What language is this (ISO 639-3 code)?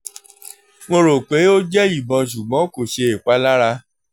yor